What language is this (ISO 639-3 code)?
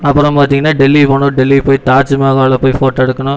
tam